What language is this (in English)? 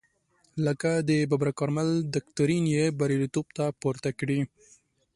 Pashto